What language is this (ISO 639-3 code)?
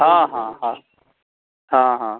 mai